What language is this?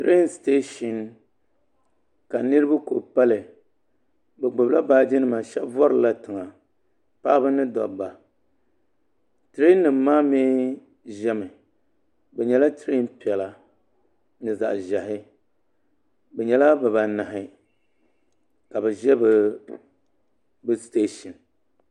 Dagbani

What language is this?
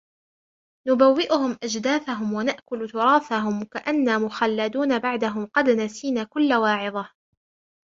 Arabic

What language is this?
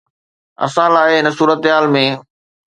Sindhi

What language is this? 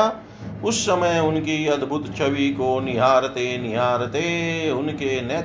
Hindi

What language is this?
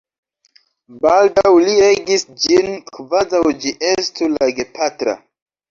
Esperanto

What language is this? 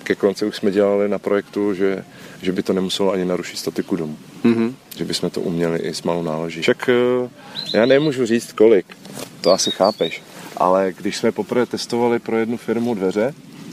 Czech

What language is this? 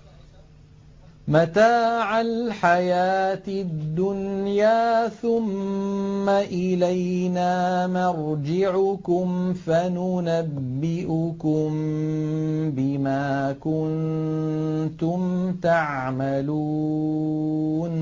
Arabic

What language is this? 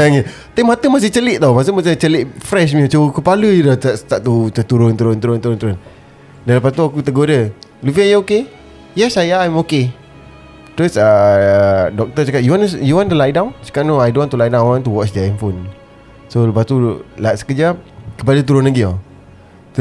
Malay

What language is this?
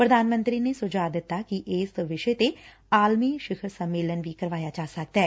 Punjabi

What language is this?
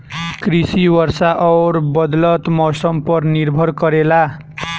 Bhojpuri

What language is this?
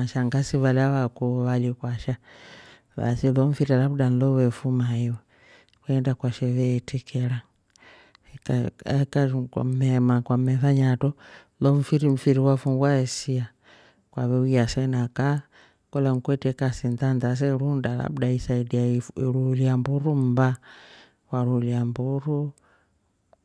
Rombo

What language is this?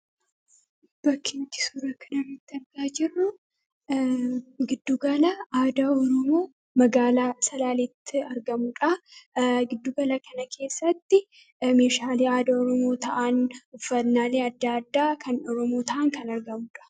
Oromo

